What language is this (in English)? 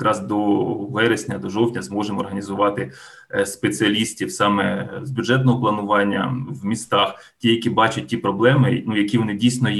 Ukrainian